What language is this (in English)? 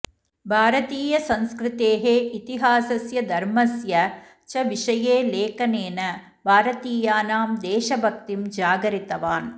Sanskrit